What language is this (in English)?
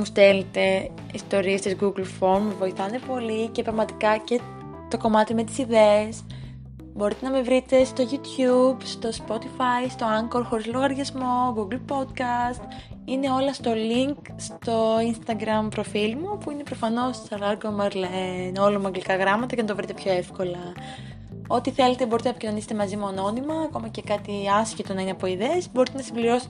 Greek